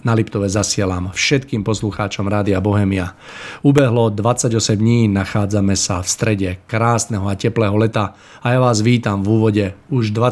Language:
Czech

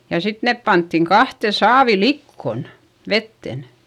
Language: Finnish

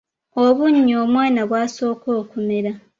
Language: Ganda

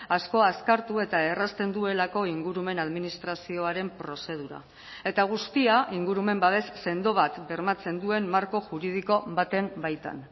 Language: Basque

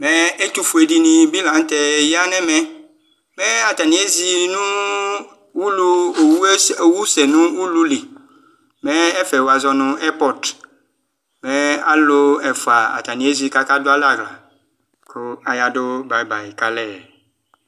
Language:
Ikposo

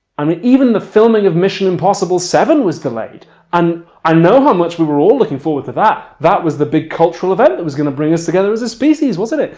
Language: English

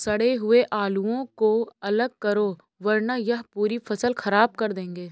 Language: Hindi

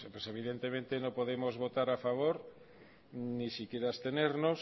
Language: Spanish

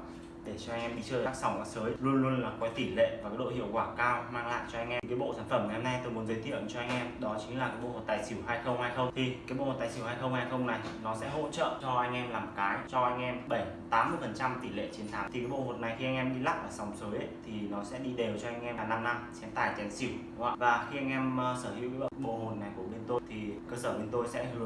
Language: Vietnamese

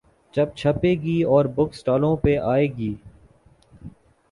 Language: Urdu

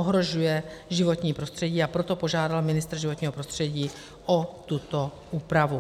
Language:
Czech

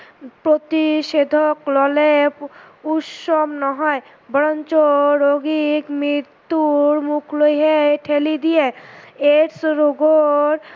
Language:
Assamese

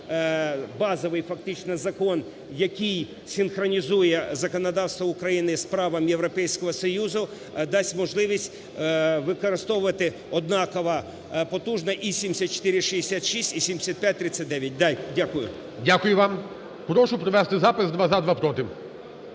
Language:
Ukrainian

